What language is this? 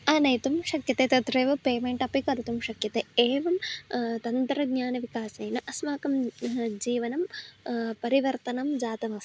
Sanskrit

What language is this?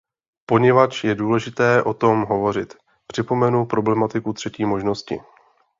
Czech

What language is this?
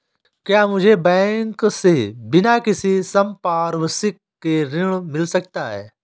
Hindi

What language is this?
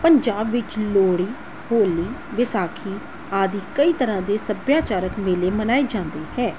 Punjabi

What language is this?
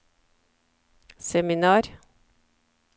Norwegian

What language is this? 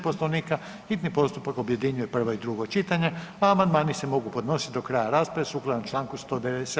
Croatian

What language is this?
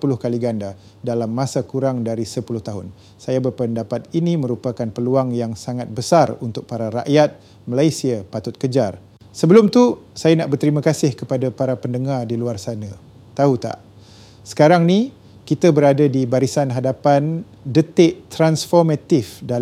Malay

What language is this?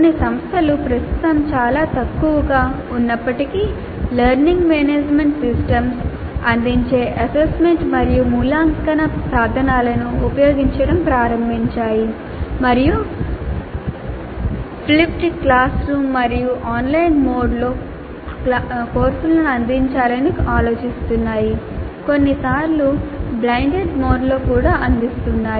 Telugu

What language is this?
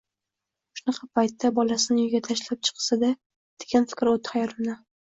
Uzbek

